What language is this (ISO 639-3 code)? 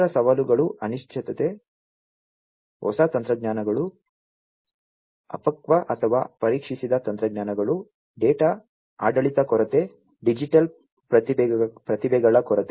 kan